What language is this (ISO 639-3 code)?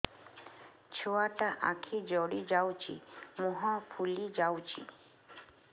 ori